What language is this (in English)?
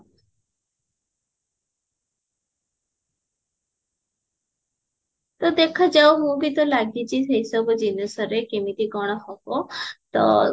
Odia